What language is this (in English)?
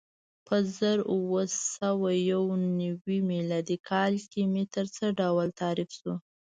Pashto